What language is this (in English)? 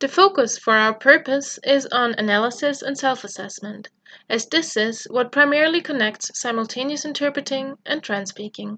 English